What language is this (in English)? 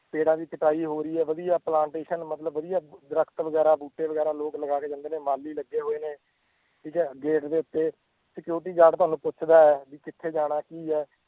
Punjabi